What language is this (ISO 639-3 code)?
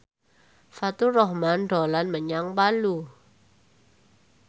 jav